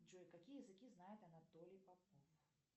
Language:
Russian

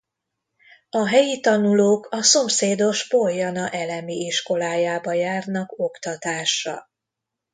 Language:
Hungarian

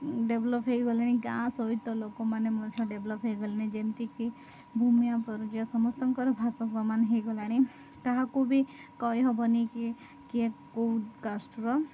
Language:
Odia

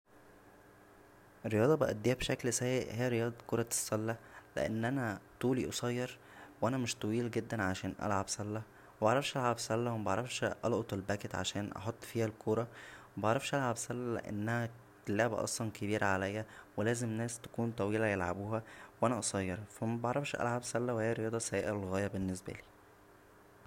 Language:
Egyptian Arabic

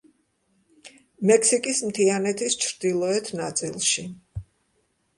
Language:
Georgian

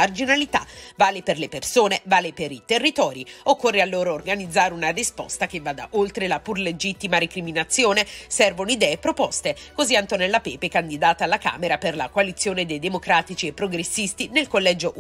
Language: Italian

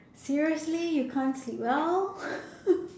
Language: English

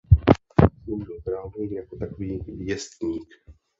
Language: Czech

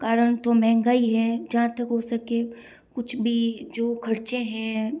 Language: Hindi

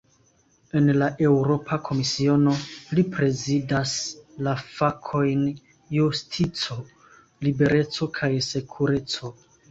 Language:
Esperanto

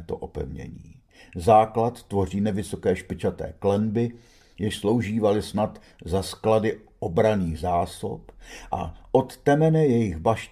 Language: Czech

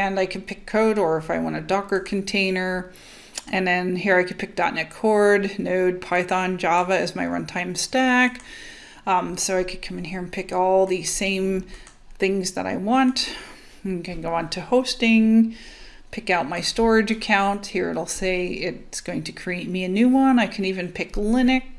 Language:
English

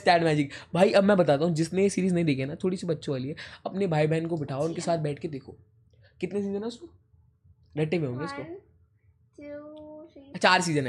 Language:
Hindi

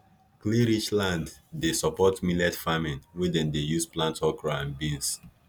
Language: Nigerian Pidgin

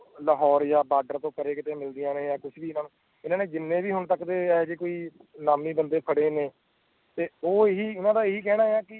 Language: Punjabi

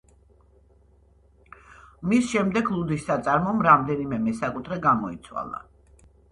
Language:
Georgian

